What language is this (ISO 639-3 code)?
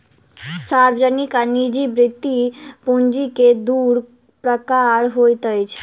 mai